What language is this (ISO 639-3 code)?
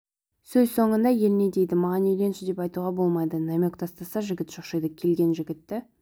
kaz